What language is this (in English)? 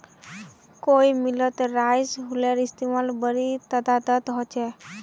Magahi